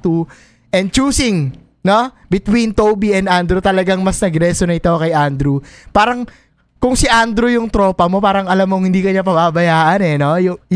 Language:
Filipino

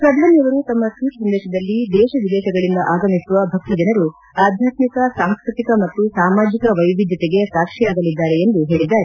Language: Kannada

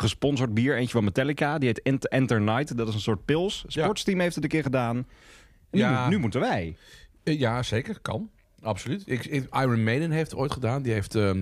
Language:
Dutch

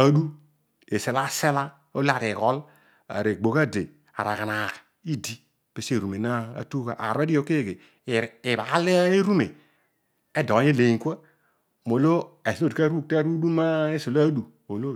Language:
Odual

